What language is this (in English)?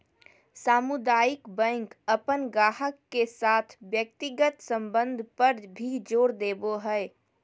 Magahi